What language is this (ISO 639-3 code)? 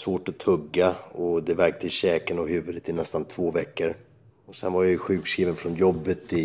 swe